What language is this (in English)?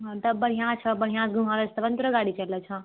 Maithili